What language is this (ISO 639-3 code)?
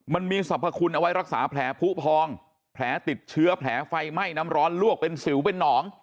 tha